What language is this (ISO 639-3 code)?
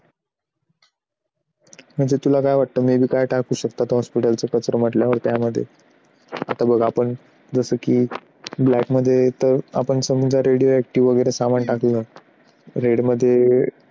mar